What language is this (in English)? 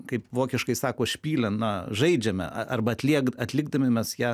Lithuanian